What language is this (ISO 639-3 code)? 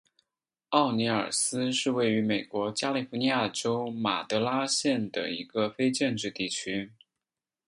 zho